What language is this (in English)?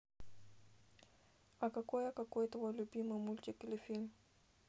Russian